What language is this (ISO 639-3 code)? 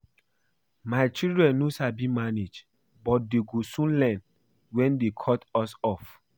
pcm